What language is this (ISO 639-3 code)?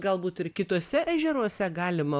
lit